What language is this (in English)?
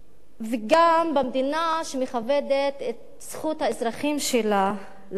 Hebrew